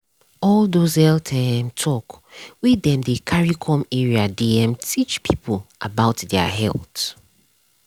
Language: Nigerian Pidgin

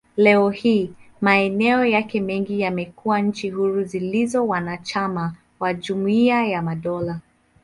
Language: Swahili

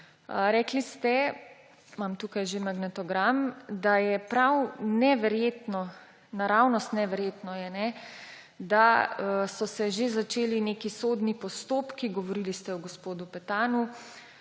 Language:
Slovenian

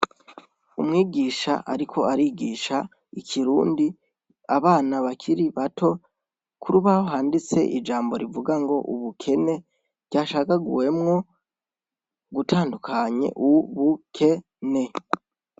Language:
Rundi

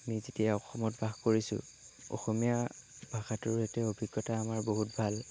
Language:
Assamese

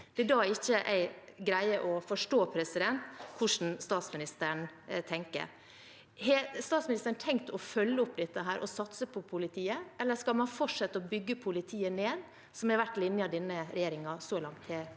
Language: Norwegian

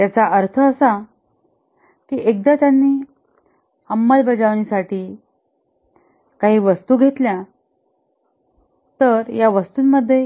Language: Marathi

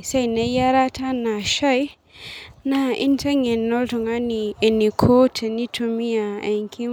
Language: Masai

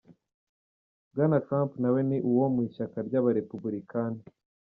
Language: Kinyarwanda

